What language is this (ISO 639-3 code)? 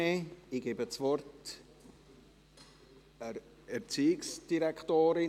gsw